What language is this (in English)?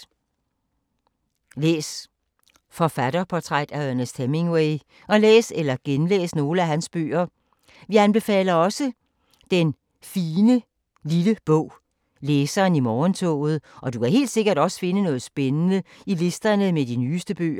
Danish